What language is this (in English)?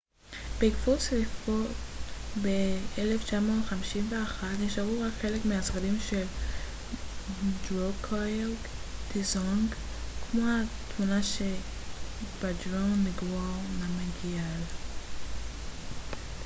Hebrew